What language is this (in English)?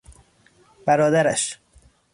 Persian